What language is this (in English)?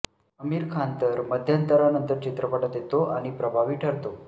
Marathi